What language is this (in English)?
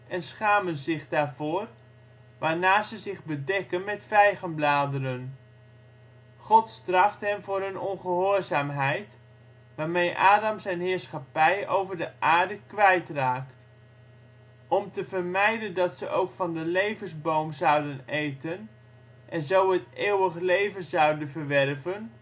Dutch